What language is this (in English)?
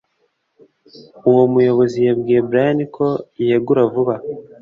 Kinyarwanda